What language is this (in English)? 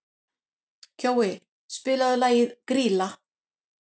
Icelandic